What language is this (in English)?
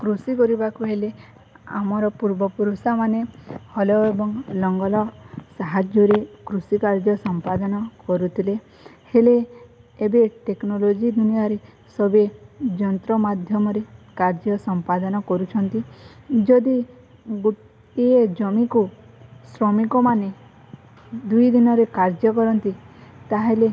Odia